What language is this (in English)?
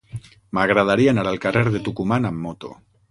Catalan